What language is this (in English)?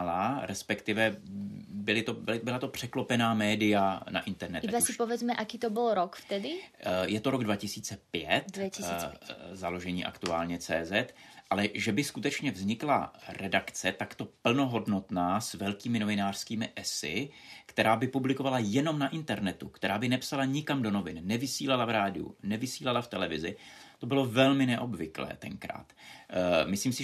Czech